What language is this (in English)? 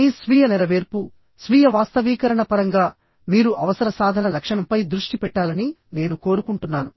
Telugu